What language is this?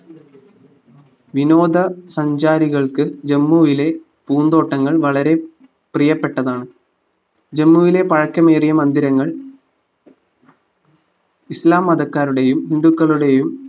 Malayalam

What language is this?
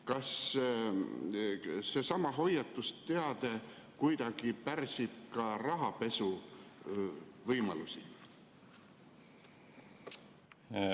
Estonian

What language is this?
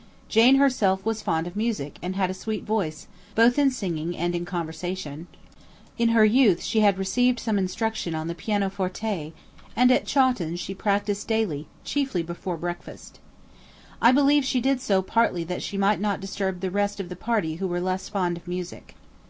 English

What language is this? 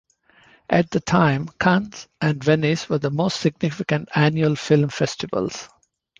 English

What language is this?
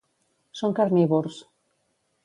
Catalan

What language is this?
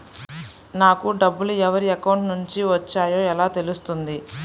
Telugu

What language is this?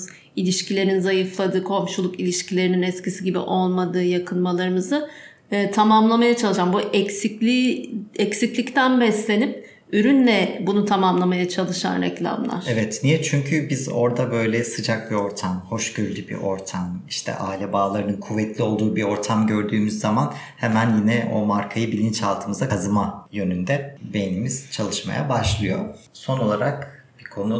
Turkish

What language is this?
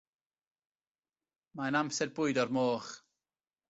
Welsh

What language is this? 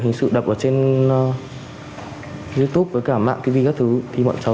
Vietnamese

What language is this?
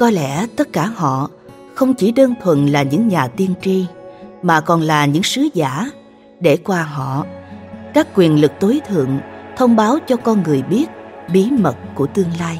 Vietnamese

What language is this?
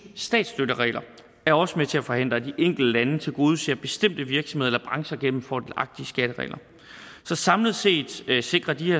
Danish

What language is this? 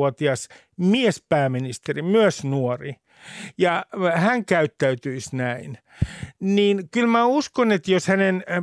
Finnish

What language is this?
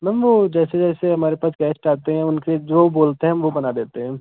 Hindi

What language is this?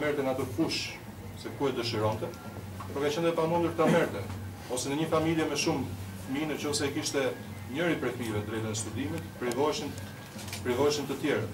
Ukrainian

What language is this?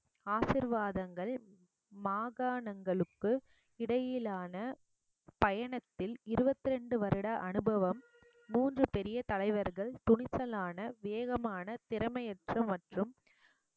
Tamil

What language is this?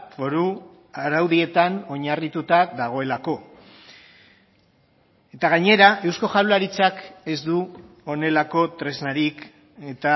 Basque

